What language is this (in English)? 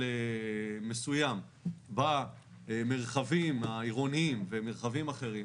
Hebrew